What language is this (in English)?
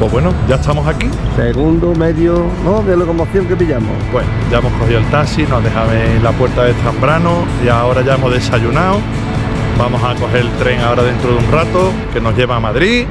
Spanish